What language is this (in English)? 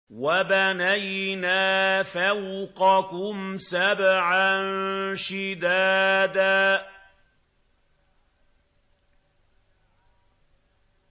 Arabic